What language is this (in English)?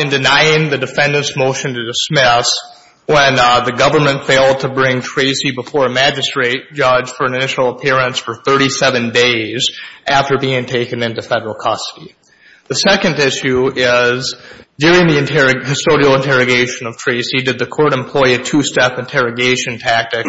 English